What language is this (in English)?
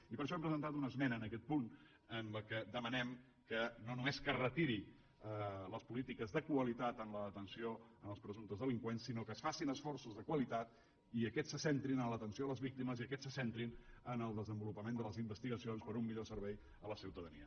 Catalan